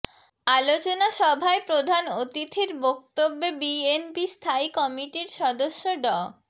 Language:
Bangla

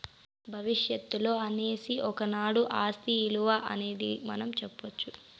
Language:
Telugu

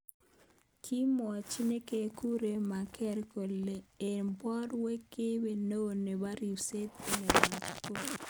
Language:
Kalenjin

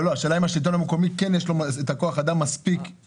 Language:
Hebrew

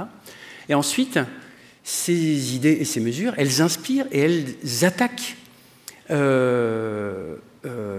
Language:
French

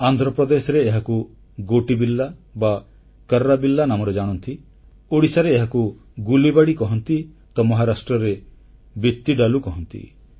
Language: Odia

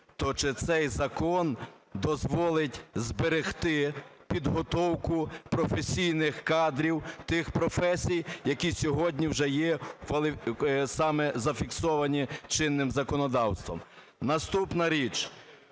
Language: Ukrainian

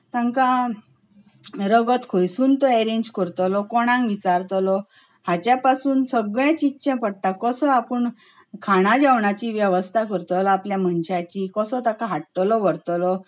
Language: Konkani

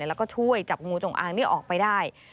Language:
Thai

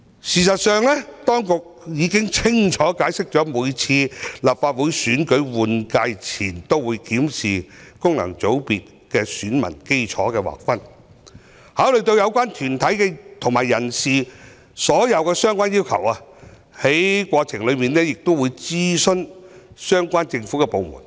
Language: Cantonese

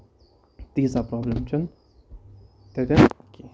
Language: Kashmiri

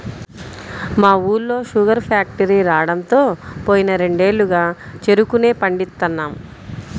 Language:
Telugu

